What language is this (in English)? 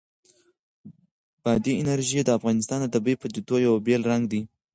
Pashto